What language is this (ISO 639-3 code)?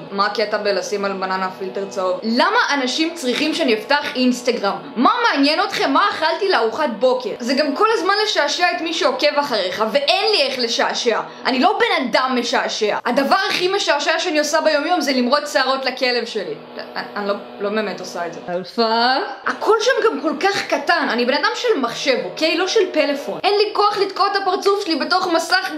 heb